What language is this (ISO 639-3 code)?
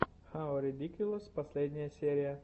rus